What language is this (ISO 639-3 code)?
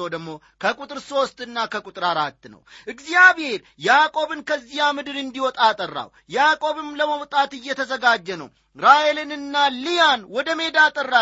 amh